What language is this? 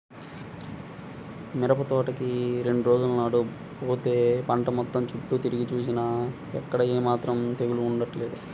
Telugu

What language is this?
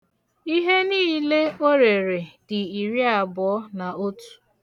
Igbo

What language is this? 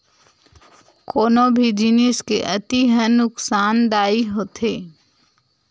Chhattisgarhi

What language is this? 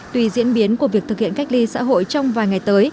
Vietnamese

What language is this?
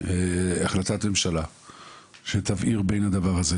Hebrew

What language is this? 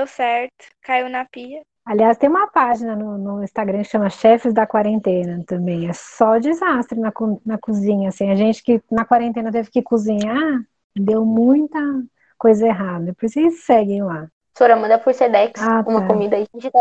Portuguese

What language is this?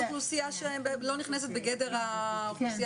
Hebrew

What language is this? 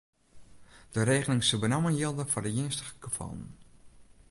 Western Frisian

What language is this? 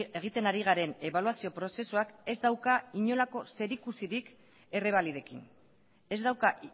Basque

